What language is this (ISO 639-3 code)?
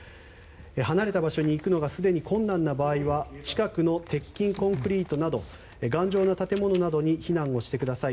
jpn